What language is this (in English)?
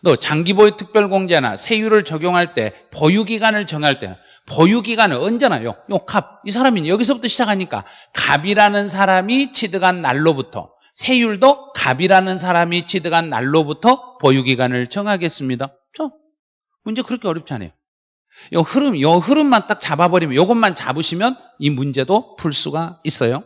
Korean